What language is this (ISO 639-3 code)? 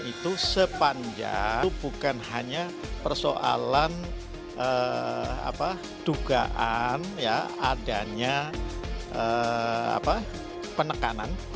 ind